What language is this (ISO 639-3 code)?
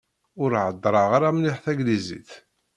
kab